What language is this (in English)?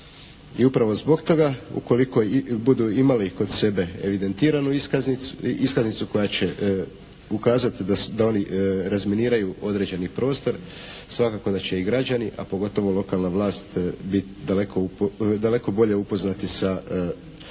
Croatian